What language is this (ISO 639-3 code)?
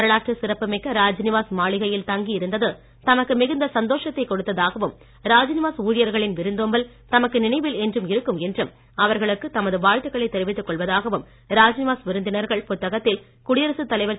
tam